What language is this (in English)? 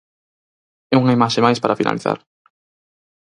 Galician